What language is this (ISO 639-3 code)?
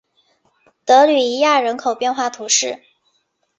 zho